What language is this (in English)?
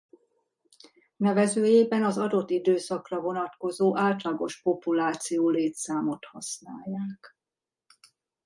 Hungarian